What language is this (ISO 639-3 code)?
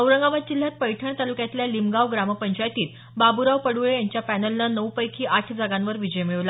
mar